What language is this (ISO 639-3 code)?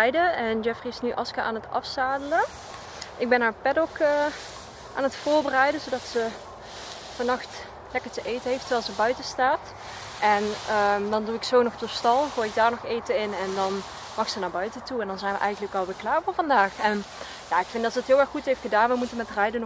nld